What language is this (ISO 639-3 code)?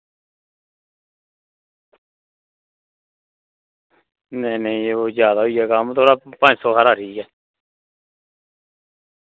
doi